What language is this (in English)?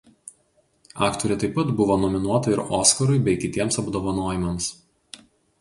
Lithuanian